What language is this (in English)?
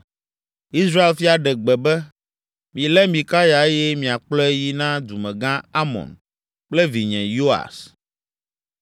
Ewe